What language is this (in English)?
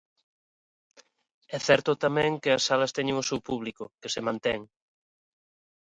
Galician